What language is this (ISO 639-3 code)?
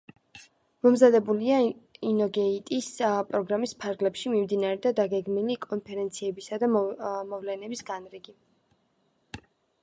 kat